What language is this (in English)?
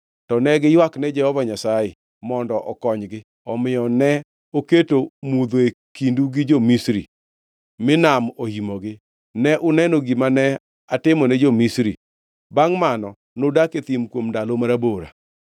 Luo (Kenya and Tanzania)